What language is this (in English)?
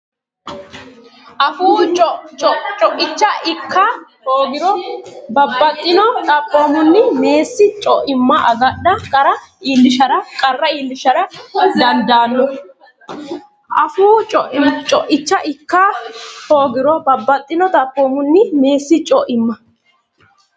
Sidamo